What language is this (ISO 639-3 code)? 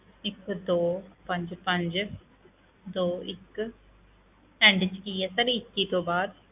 pan